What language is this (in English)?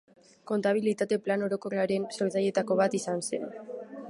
Basque